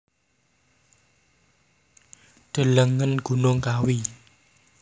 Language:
Javanese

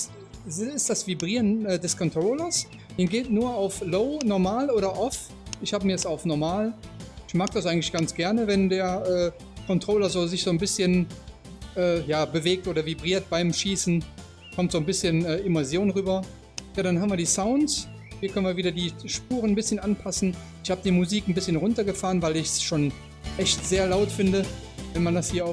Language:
German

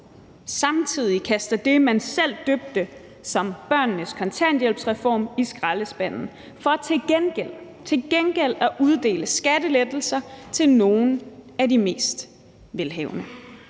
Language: Danish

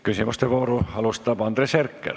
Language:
Estonian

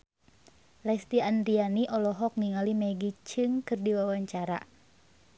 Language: Sundanese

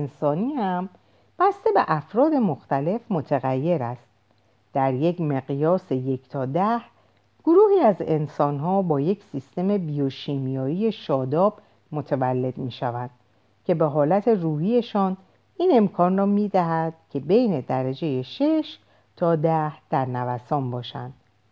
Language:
Persian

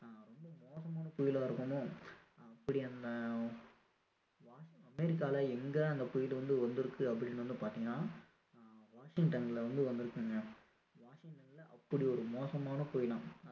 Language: Tamil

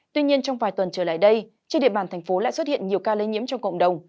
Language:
Vietnamese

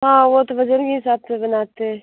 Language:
Hindi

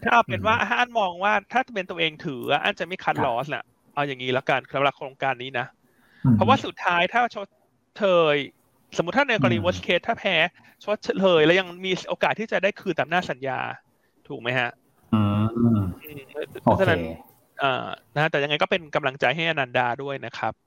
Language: Thai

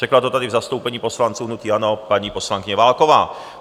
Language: Czech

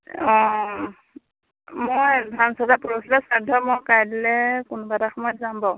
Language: Assamese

